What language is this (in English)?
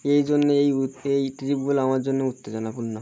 Bangla